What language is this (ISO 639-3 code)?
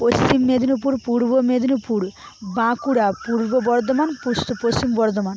ben